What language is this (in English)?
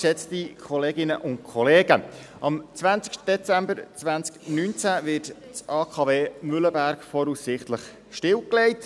Swiss German